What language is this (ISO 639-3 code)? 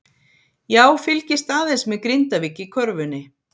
isl